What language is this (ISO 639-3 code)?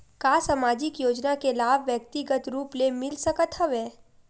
hne